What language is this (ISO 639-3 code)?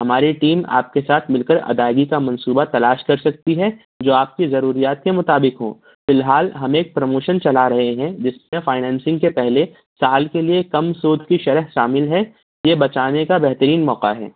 urd